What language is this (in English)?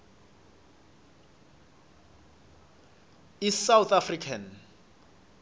Swati